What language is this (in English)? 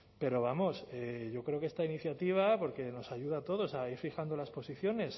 Spanish